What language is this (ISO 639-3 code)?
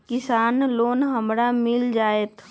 mag